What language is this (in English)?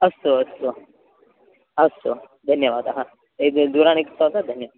Sanskrit